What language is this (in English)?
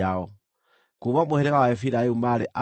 Kikuyu